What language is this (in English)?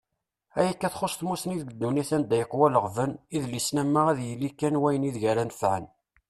Kabyle